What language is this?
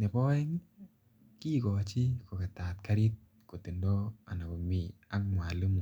Kalenjin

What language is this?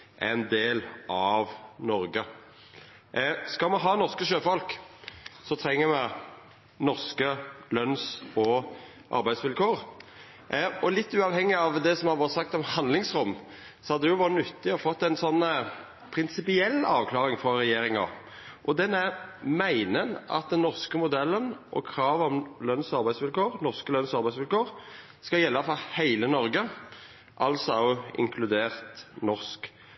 Norwegian Nynorsk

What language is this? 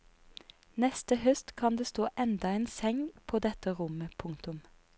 Norwegian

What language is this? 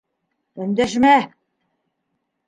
Bashkir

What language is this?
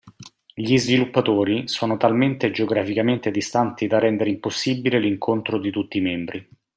Italian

